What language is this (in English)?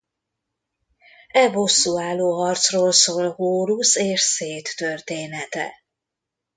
Hungarian